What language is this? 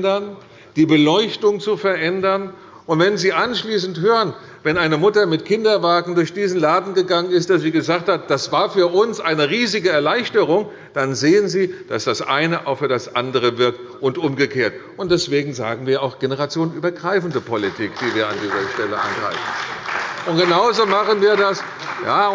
German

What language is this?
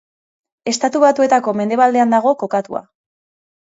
Basque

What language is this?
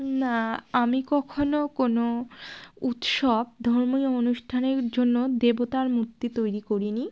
Bangla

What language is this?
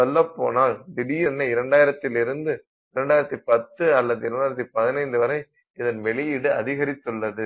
Tamil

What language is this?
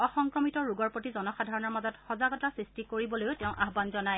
Assamese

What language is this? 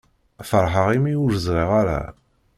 Kabyle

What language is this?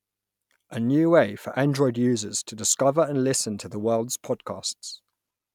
English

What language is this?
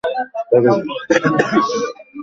Bangla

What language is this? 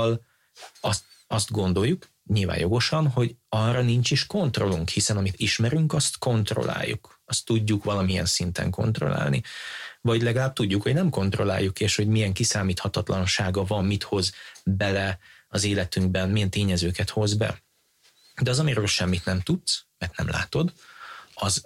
Hungarian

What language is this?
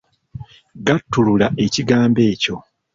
Ganda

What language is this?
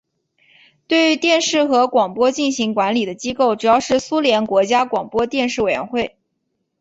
Chinese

